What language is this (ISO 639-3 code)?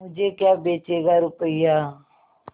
hin